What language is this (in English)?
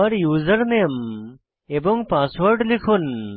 Bangla